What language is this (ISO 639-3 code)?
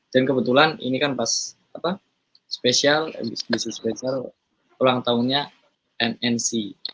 ind